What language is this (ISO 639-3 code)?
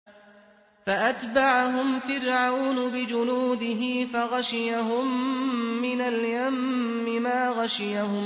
ara